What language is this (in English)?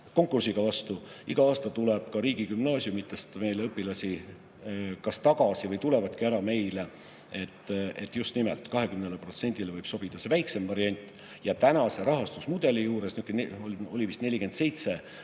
Estonian